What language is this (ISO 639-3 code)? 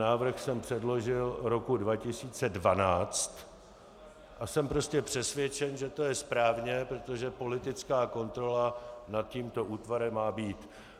ces